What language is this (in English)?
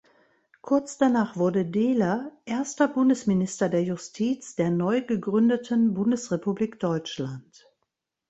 German